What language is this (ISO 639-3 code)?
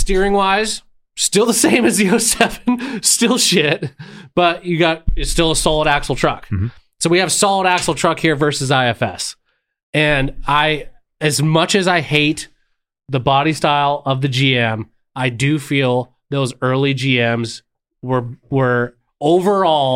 eng